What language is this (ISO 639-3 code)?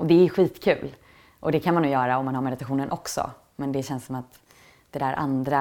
swe